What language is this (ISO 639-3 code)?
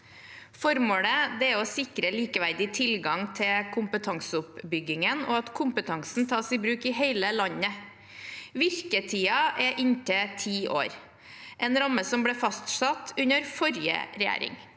nor